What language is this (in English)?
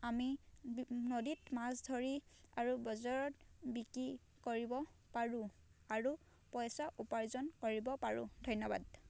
Assamese